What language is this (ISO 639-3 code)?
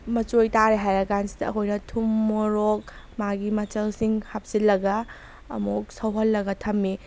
mni